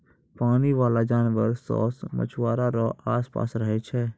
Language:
Maithili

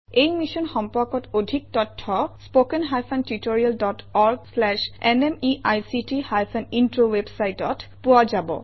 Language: Assamese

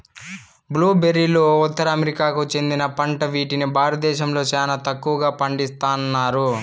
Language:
Telugu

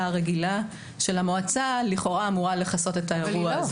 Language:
Hebrew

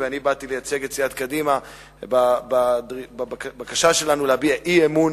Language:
Hebrew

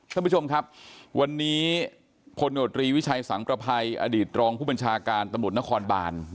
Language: Thai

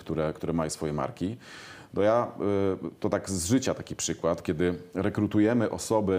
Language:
Polish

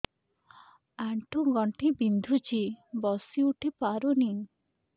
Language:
Odia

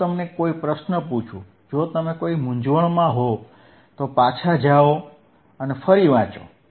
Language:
Gujarati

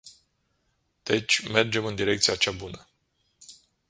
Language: Romanian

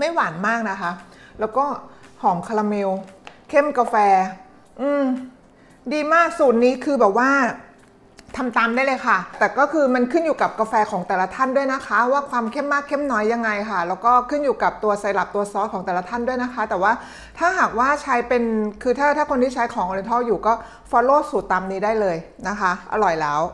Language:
Thai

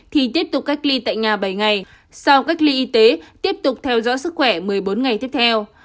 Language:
Vietnamese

